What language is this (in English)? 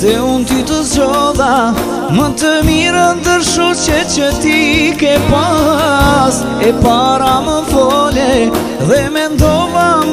Romanian